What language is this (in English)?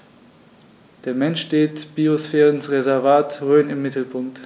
German